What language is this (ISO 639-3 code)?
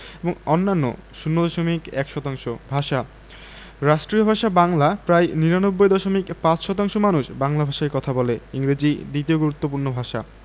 ben